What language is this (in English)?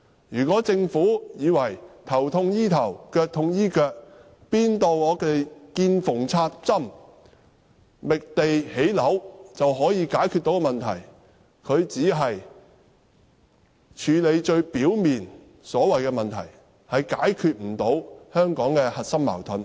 Cantonese